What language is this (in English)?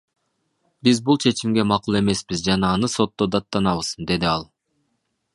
Kyrgyz